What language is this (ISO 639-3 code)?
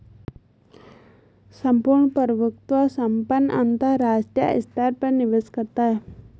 hin